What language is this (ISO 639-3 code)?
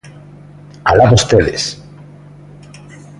glg